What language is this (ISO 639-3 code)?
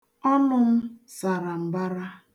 ibo